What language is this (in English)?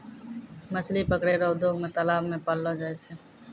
Maithili